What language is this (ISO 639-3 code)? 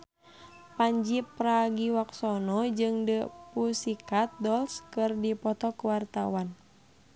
sun